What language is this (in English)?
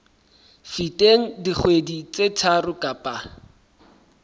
Southern Sotho